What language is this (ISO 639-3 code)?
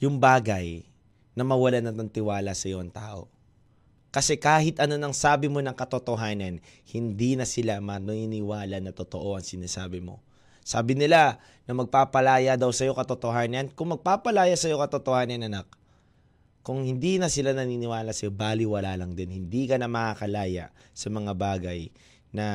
fil